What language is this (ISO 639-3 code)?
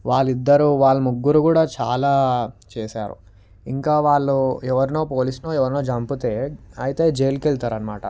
tel